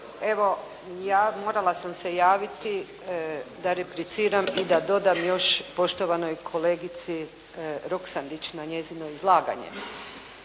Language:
Croatian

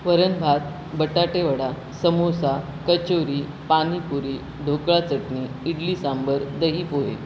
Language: Marathi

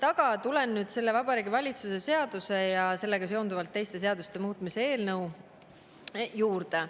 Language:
Estonian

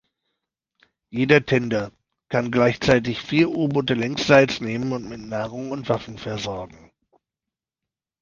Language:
German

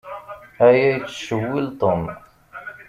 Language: Kabyle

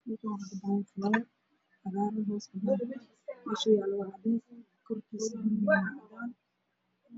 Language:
Somali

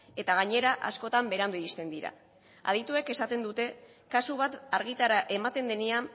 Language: Basque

